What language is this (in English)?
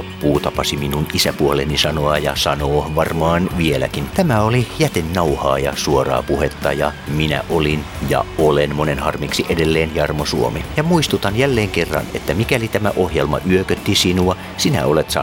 Finnish